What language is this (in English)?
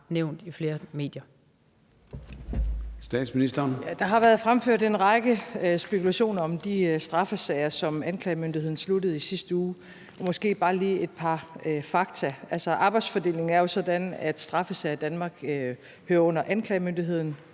Danish